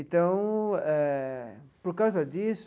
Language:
Portuguese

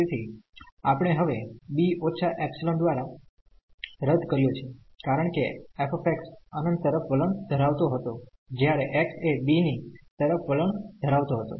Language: Gujarati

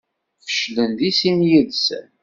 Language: Kabyle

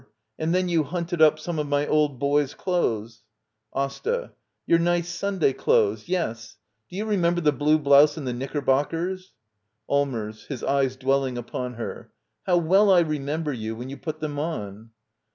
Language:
English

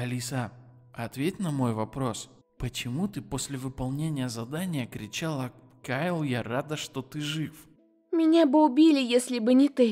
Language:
Russian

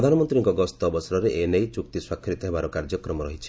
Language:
Odia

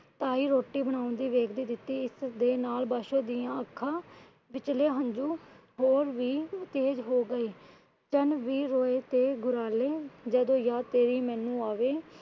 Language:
Punjabi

